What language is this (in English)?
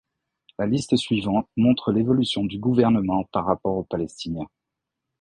French